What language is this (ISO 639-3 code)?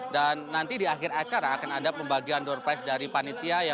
ind